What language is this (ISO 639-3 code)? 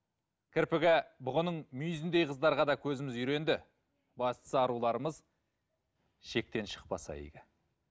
kaz